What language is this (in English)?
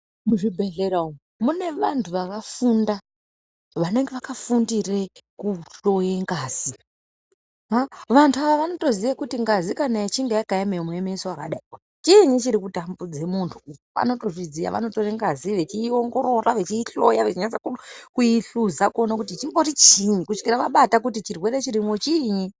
Ndau